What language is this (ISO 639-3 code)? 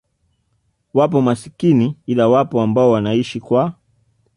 swa